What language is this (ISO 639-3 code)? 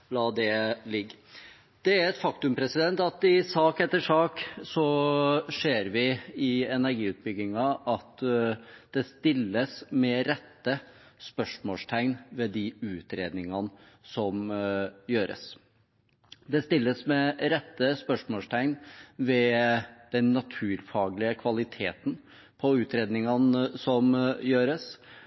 nob